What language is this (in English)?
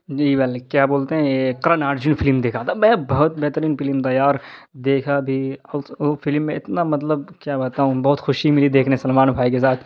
Urdu